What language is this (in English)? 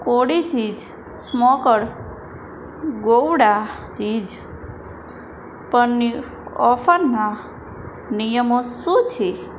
Gujarati